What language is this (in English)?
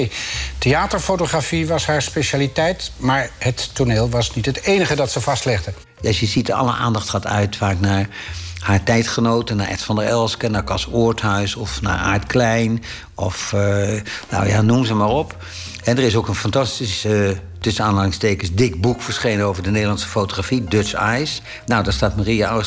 Dutch